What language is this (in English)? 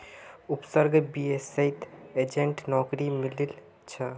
Magahi